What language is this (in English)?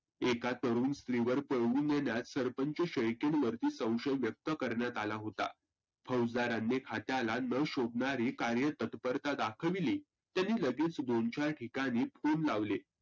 Marathi